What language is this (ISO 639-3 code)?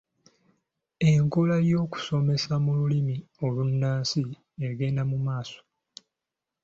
lug